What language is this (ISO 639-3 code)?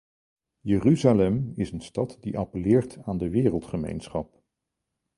nld